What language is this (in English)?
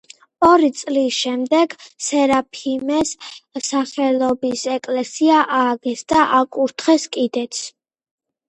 Georgian